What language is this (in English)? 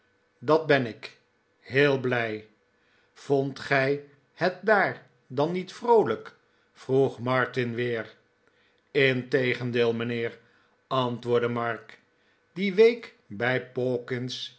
Dutch